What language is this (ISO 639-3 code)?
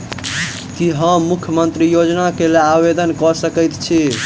mai